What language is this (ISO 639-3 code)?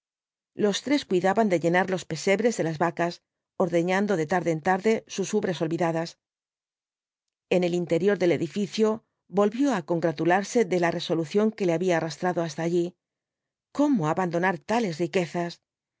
spa